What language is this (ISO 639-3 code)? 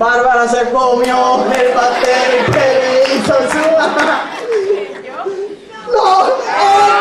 spa